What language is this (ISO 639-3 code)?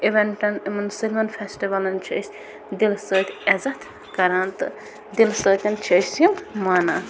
kas